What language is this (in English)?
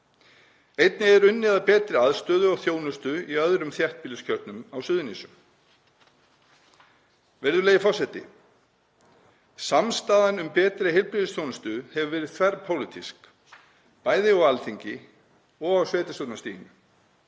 Icelandic